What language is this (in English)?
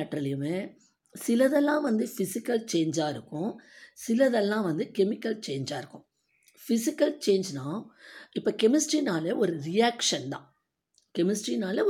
Tamil